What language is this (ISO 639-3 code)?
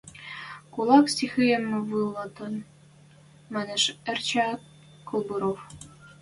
mrj